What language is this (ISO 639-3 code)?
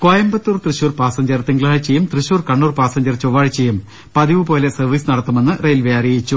mal